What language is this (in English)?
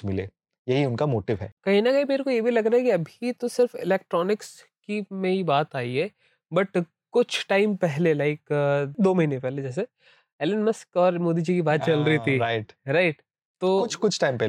Hindi